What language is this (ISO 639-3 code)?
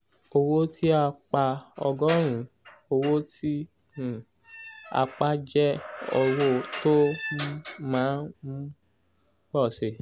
yor